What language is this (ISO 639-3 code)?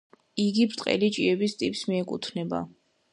kat